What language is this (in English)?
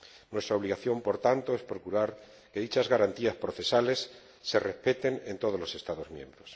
Spanish